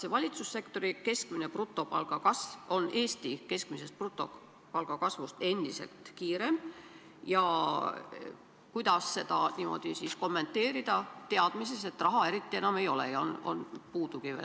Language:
Estonian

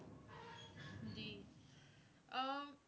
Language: Punjabi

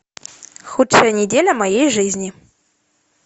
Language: Russian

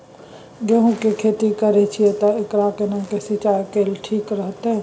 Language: Maithili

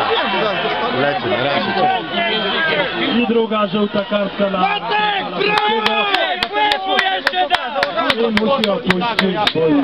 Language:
Polish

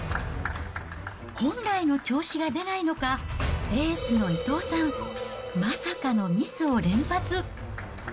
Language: Japanese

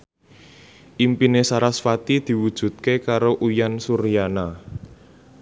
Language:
Javanese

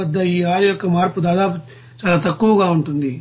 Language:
Telugu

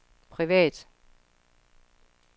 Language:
Danish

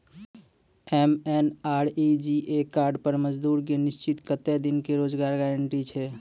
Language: Maithili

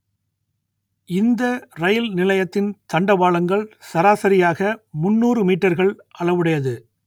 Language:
Tamil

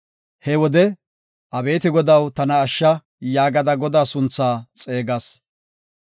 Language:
Gofa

